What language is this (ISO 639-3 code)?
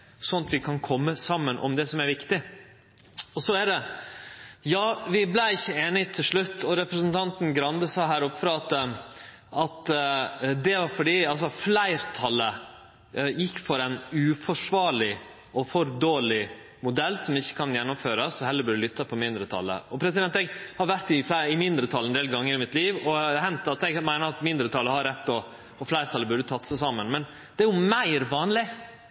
nno